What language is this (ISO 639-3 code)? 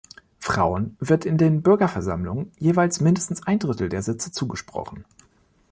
deu